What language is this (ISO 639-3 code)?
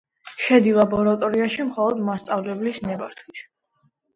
kat